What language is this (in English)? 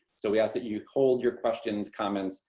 English